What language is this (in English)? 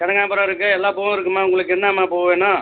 Tamil